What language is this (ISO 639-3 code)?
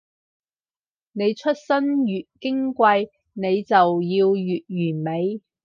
yue